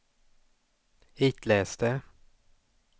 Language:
Swedish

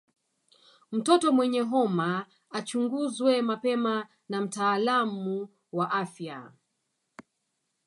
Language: Swahili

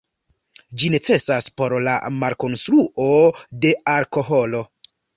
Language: Esperanto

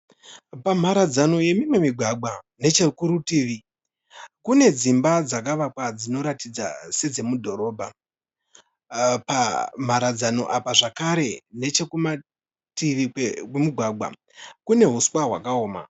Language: Shona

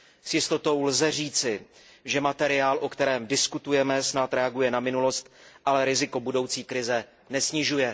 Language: Czech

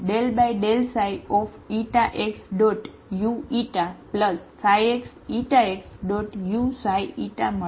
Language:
Gujarati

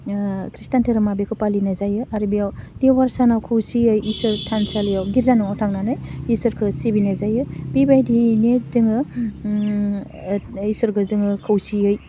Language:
Bodo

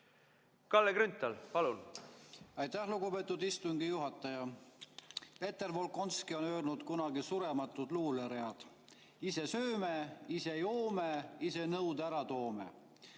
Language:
Estonian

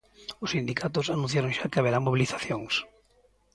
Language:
Galician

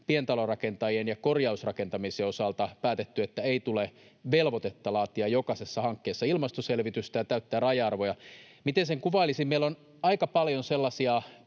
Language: Finnish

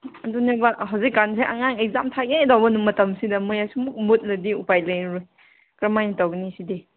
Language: Manipuri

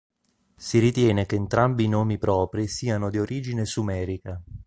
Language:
Italian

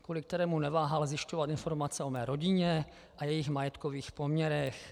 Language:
Czech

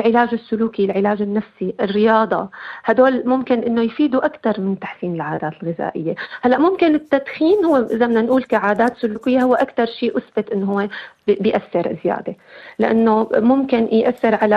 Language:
Arabic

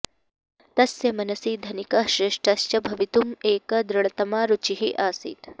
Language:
Sanskrit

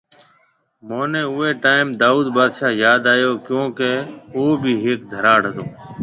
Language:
Marwari (Pakistan)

